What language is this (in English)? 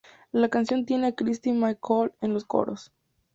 Spanish